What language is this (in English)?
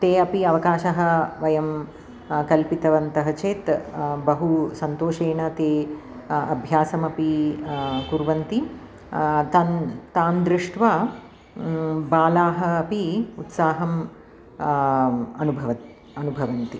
Sanskrit